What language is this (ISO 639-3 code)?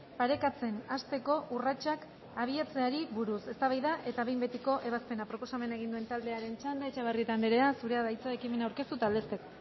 eus